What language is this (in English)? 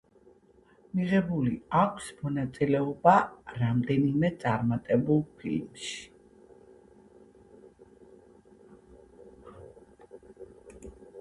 Georgian